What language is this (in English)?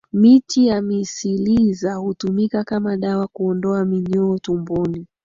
Swahili